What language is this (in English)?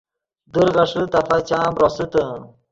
Yidgha